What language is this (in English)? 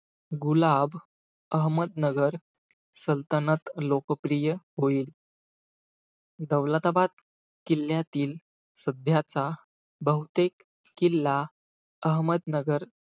Marathi